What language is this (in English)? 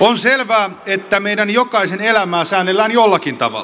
Finnish